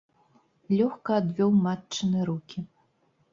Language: Belarusian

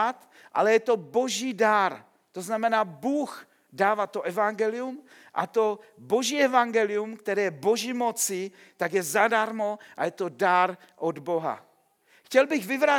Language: Czech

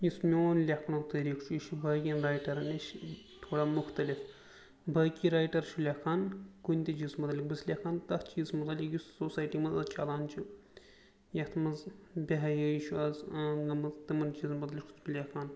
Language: Kashmiri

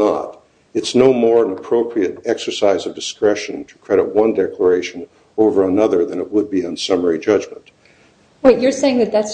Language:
English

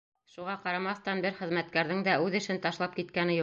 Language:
Bashkir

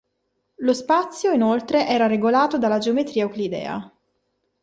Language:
Italian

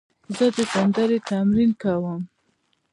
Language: Pashto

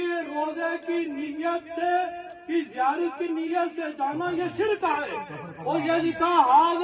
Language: Romanian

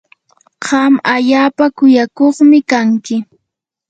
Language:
Yanahuanca Pasco Quechua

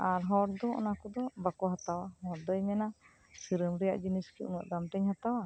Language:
Santali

